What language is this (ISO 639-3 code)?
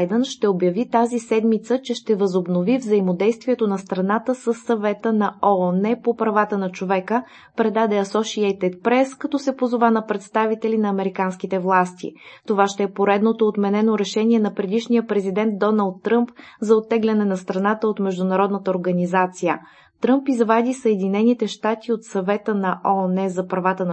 bul